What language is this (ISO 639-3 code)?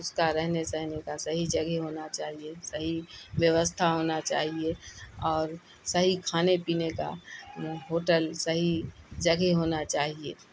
urd